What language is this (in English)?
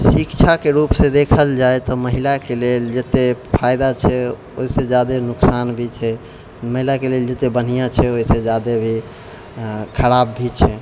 Maithili